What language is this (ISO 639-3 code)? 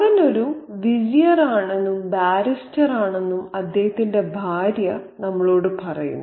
mal